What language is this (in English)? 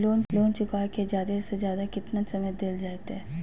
Magahi